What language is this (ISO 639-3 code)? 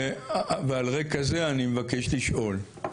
heb